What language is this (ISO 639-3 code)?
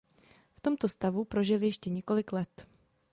ces